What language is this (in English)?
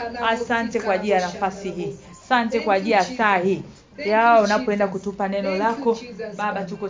Swahili